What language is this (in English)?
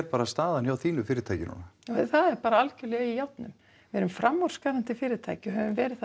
Icelandic